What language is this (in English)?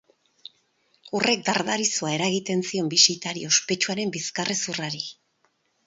Basque